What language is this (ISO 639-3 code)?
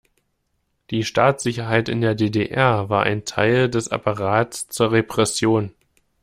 deu